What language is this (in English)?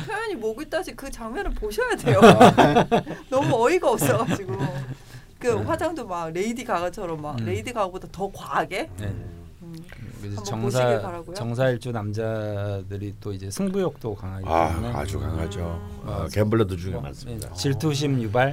Korean